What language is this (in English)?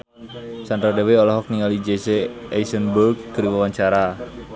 Sundanese